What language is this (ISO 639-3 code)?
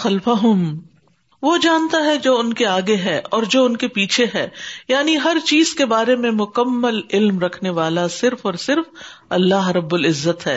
urd